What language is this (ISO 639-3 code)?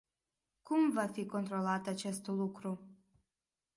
ron